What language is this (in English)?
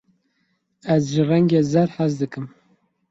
Kurdish